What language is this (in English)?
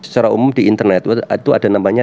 Indonesian